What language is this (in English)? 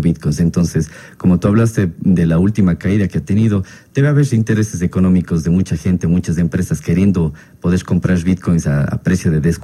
Spanish